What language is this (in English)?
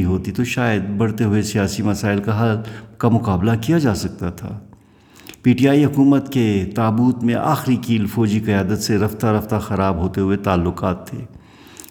Urdu